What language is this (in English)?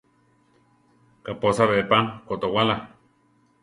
Central Tarahumara